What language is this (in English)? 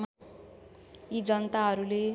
Nepali